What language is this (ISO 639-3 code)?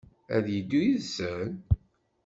kab